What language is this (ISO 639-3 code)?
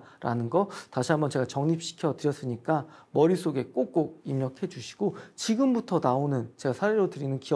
kor